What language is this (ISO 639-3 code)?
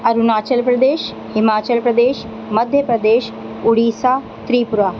urd